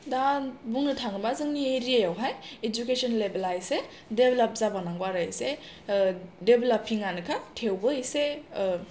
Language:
Bodo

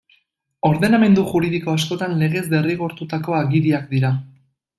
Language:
Basque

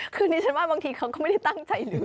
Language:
Thai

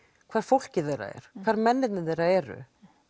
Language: Icelandic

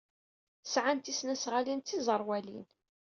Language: Kabyle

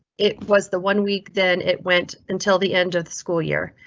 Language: English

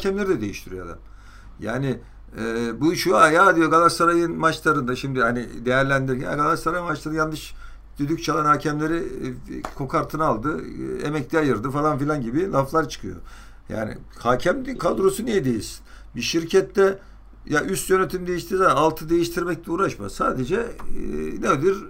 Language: Turkish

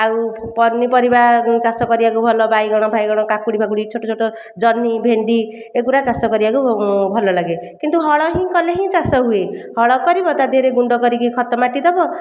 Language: Odia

